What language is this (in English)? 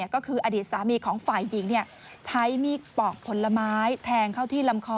Thai